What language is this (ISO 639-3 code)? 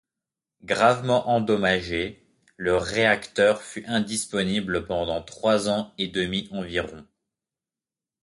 fra